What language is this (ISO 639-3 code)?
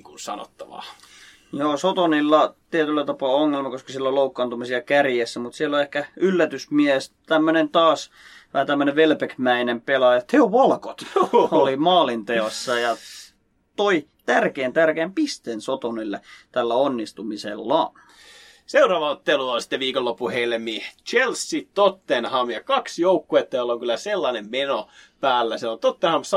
fin